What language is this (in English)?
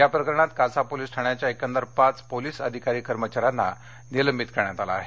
Marathi